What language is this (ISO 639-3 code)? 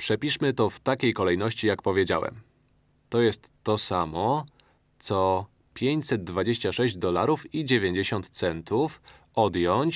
pol